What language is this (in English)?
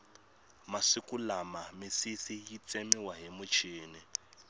Tsonga